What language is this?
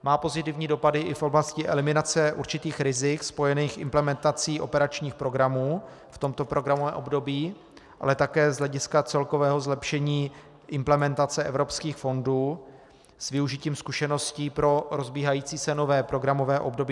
Czech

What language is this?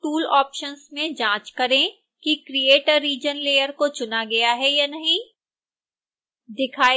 Hindi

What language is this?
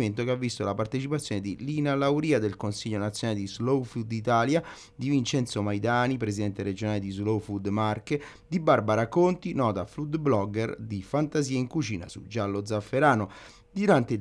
Italian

